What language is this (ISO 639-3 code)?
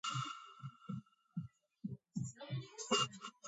kat